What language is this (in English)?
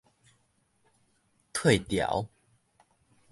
Min Nan Chinese